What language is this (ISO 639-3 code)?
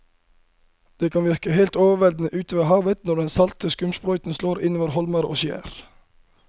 nor